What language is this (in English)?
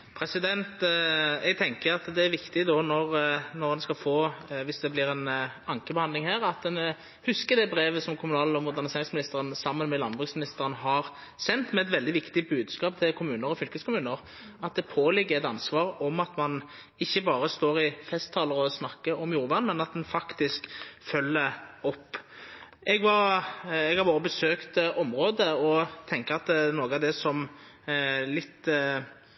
Norwegian Nynorsk